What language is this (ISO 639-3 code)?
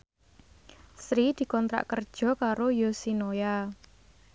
jav